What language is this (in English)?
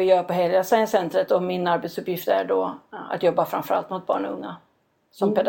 Swedish